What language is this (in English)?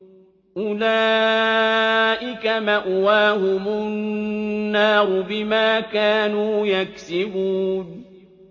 Arabic